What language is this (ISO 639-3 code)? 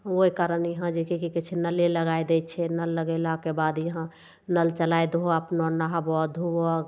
mai